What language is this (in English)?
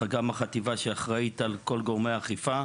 Hebrew